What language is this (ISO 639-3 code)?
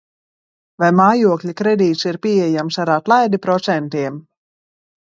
lav